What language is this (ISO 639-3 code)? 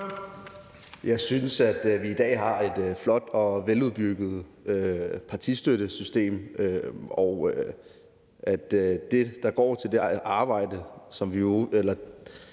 dan